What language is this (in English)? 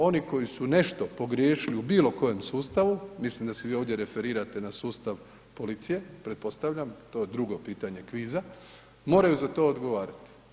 Croatian